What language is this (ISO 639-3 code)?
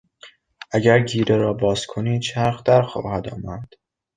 fas